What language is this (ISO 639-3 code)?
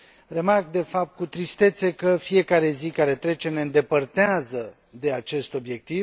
ron